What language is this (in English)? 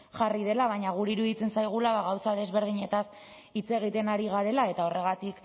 Basque